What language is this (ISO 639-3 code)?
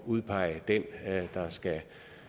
dan